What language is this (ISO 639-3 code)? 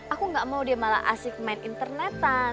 ind